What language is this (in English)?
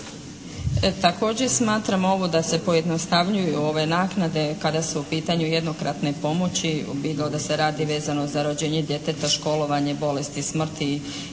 Croatian